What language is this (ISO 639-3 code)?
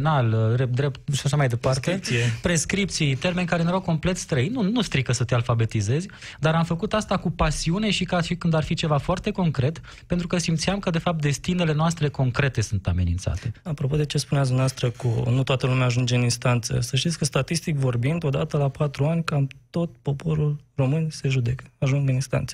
ron